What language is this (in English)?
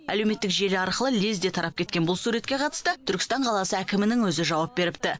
Kazakh